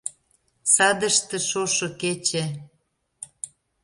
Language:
Mari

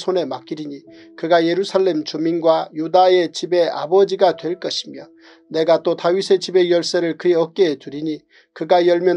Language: Korean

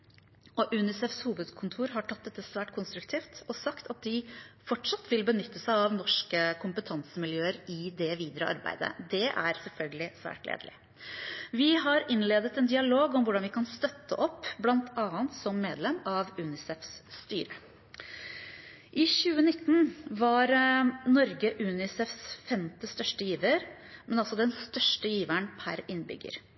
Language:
Norwegian Bokmål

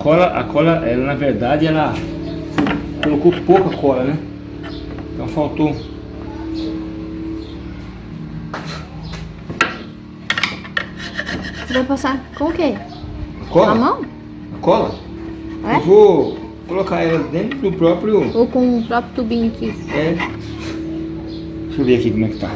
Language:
Portuguese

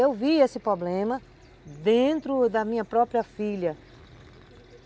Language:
Portuguese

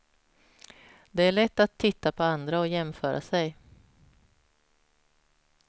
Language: Swedish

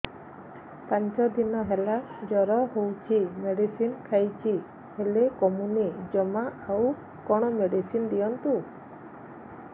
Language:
Odia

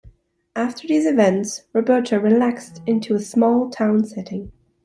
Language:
English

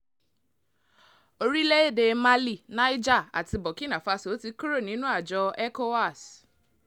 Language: Yoruba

